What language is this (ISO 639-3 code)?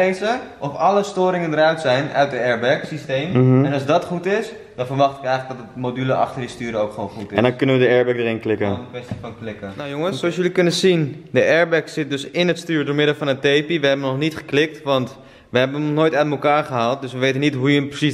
nld